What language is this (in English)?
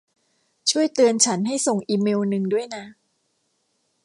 Thai